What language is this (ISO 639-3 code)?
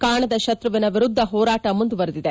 kan